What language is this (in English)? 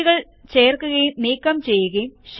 Malayalam